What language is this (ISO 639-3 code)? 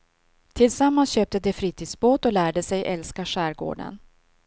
swe